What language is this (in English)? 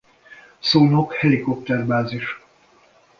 Hungarian